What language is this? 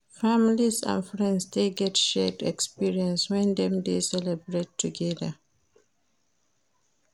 Nigerian Pidgin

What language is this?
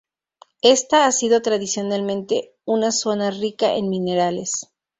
Spanish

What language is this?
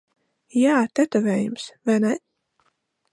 Latvian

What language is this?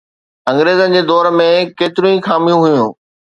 Sindhi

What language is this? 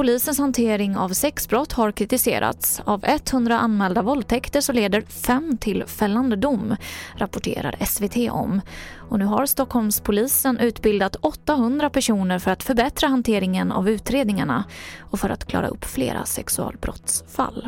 Swedish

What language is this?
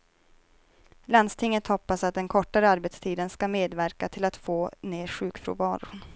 Swedish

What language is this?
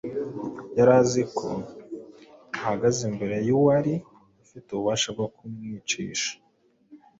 Kinyarwanda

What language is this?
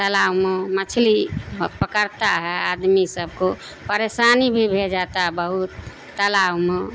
Urdu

